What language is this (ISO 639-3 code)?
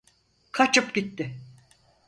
tur